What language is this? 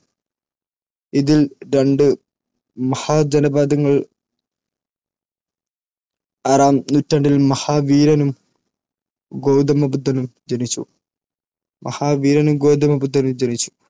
Malayalam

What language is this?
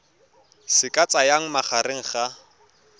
Tswana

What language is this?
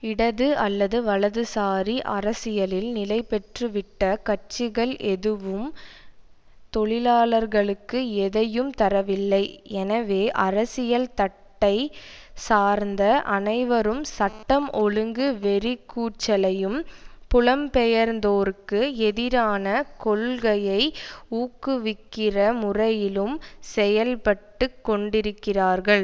Tamil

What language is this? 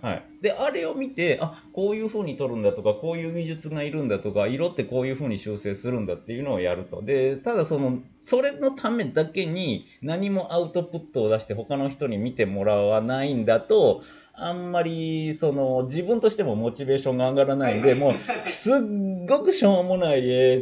Japanese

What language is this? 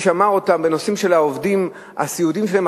Hebrew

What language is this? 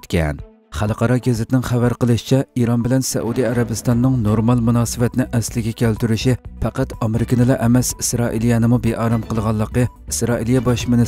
Turkish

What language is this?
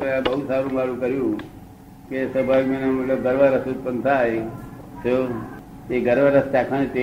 Gujarati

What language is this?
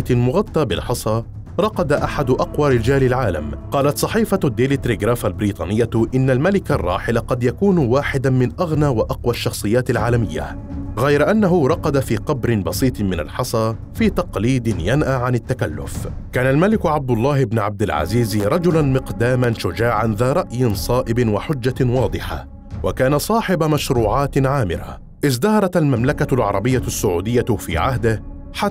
Arabic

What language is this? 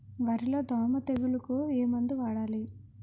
Telugu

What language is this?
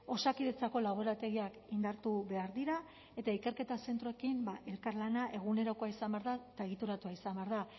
Basque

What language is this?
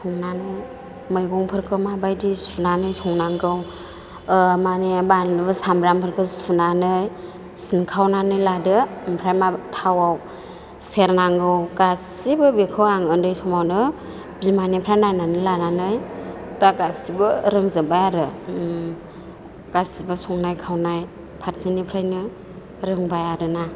Bodo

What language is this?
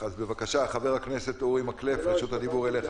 Hebrew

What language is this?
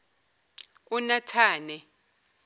Zulu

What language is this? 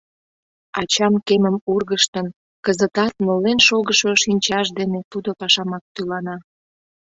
Mari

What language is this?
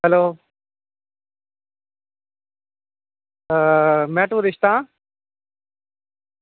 Dogri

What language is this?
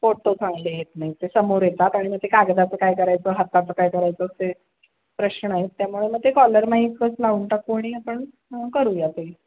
Marathi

